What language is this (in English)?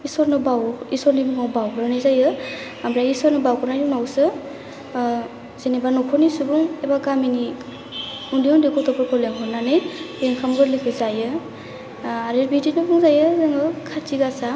Bodo